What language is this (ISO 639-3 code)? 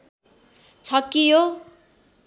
nep